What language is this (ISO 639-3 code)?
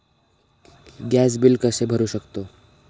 mar